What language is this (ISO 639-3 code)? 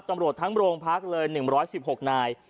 tha